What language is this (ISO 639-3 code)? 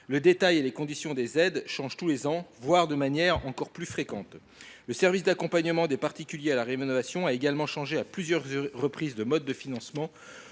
fra